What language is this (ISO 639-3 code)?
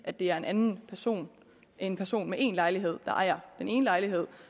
dan